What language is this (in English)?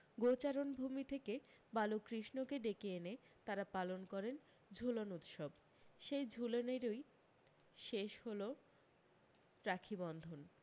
Bangla